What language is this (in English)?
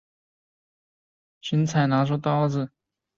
Chinese